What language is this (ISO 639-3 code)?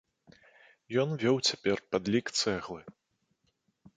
bel